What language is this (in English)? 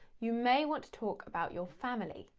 English